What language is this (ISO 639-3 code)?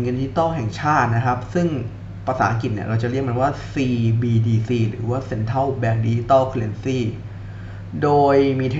tha